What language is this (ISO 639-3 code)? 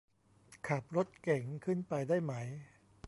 tha